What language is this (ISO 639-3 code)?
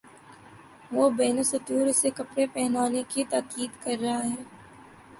urd